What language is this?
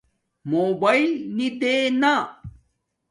Domaaki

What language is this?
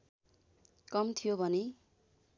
Nepali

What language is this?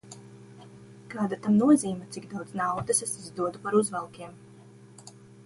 Latvian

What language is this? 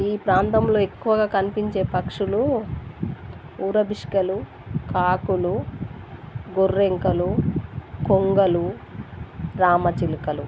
Telugu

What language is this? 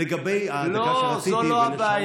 Hebrew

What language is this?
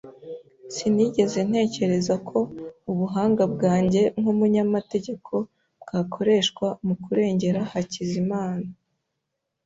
Kinyarwanda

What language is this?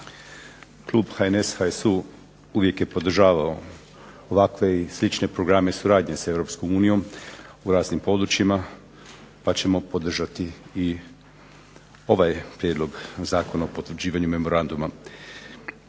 Croatian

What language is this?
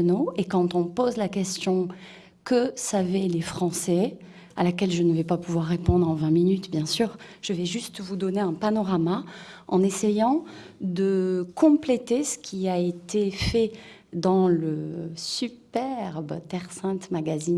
French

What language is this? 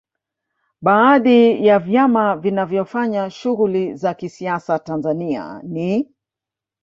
Swahili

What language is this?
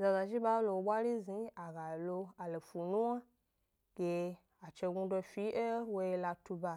Gbari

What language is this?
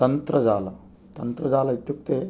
Sanskrit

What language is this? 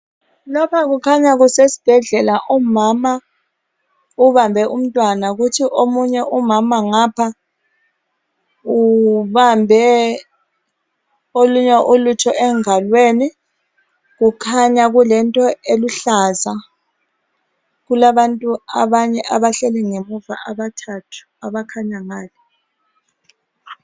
North Ndebele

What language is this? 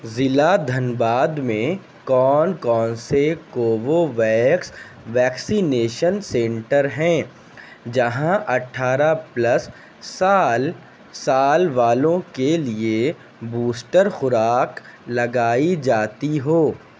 Urdu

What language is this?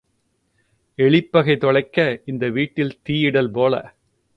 Tamil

